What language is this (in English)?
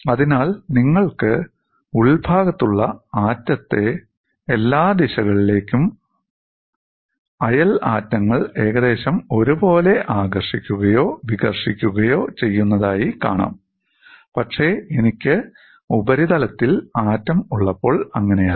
Malayalam